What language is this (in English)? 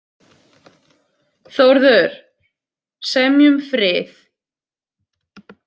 Icelandic